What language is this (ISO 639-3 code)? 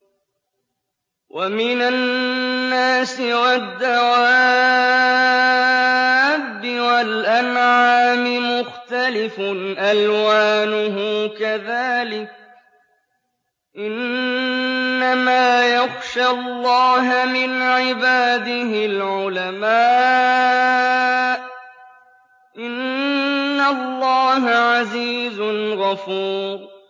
ara